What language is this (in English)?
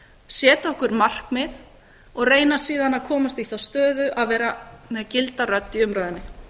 Icelandic